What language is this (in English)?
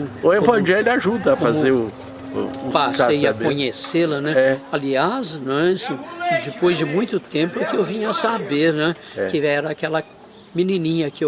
Portuguese